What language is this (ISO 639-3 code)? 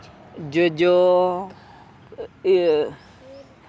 sat